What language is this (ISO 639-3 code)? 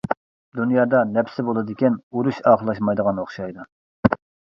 uig